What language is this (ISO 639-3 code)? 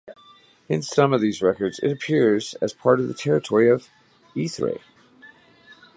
eng